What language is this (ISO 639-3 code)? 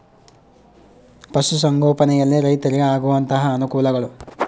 kan